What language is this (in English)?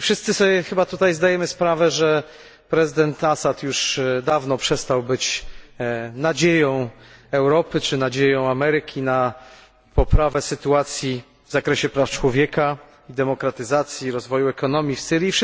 Polish